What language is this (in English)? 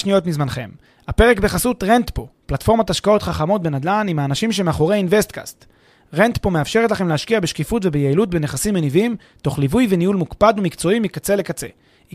Hebrew